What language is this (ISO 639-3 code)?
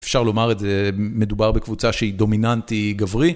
heb